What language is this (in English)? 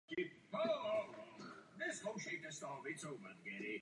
Czech